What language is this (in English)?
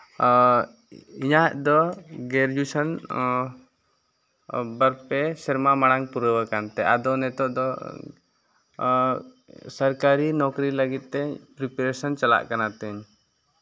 Santali